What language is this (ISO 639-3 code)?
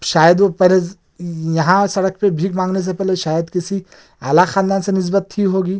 urd